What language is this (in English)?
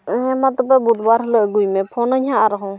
Santali